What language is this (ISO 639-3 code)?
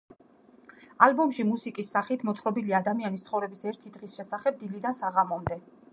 kat